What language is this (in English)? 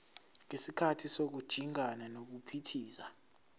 Zulu